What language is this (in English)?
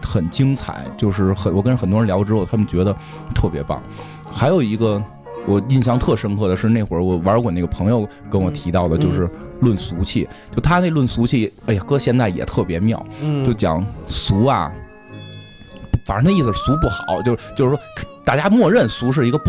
Chinese